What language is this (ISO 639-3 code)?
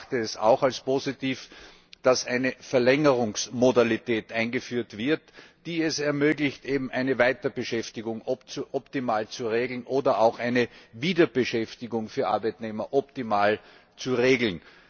deu